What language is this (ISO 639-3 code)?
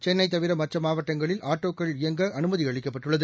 tam